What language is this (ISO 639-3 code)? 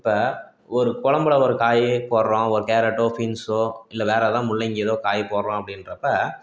tam